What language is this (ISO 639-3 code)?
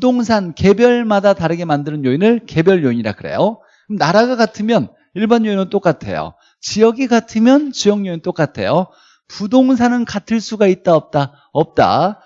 kor